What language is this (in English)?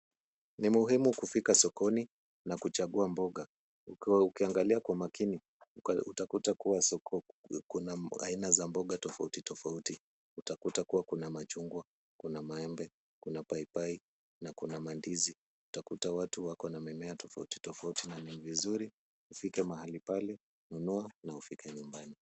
Swahili